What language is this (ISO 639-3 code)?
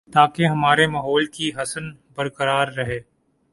urd